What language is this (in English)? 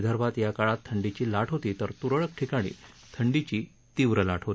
Marathi